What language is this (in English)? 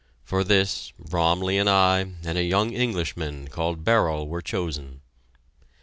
English